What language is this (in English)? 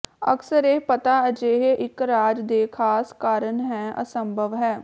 Punjabi